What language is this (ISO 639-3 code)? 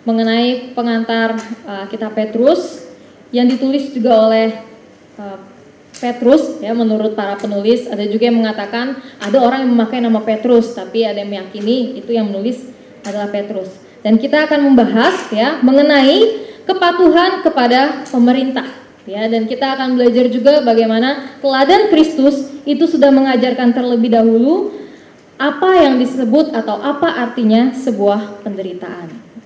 ind